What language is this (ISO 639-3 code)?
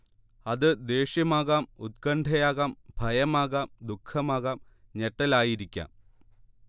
mal